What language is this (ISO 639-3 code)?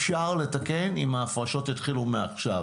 heb